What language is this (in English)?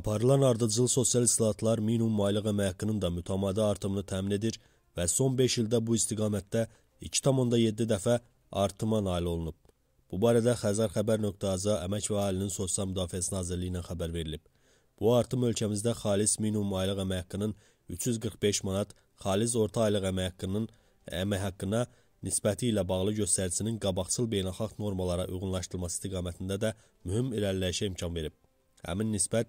Turkish